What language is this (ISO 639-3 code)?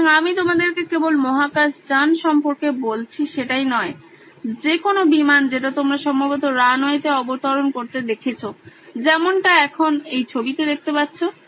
ben